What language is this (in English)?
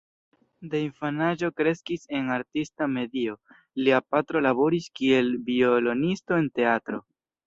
Esperanto